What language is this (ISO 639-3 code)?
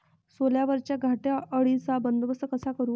mar